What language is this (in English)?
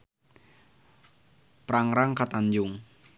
Sundanese